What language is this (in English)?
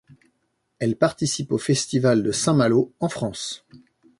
French